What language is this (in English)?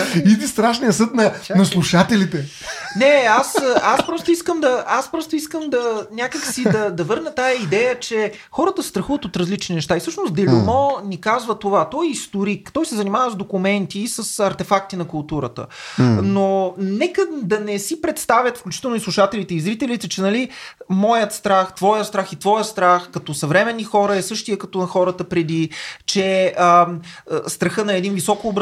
Bulgarian